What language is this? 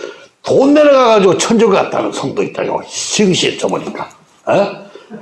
Korean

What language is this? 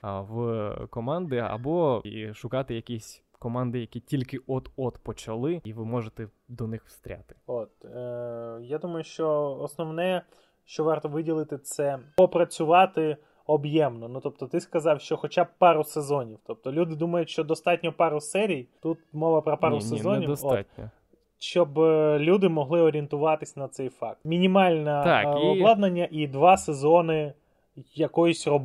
Ukrainian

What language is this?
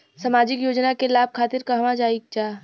Bhojpuri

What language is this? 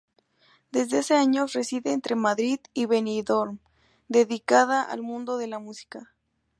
Spanish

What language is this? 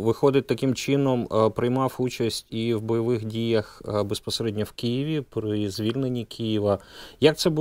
Ukrainian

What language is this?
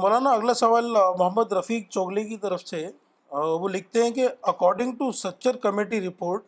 Urdu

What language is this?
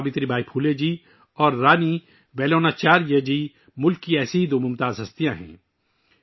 Urdu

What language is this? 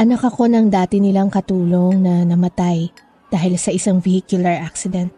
Filipino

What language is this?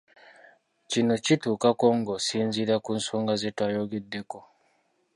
Ganda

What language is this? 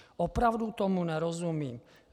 Czech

